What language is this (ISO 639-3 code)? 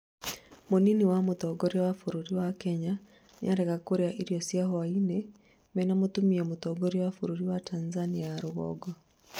kik